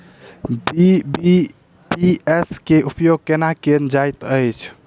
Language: Maithili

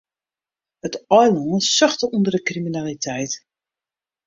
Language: Western Frisian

